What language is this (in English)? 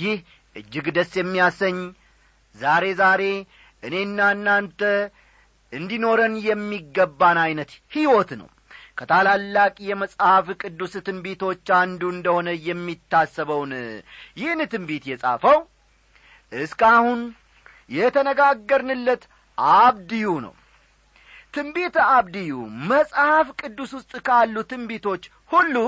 Amharic